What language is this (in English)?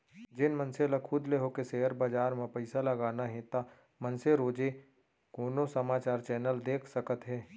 Chhattisgarhi